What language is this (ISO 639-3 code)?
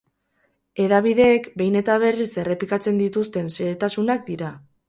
eus